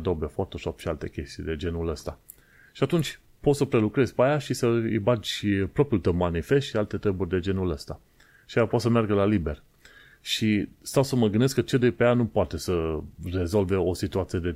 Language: Romanian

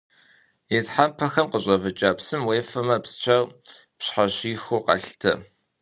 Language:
Kabardian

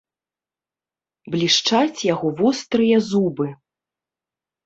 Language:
Belarusian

